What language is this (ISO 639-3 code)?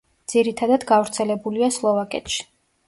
kat